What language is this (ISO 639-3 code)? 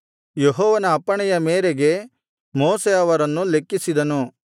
kan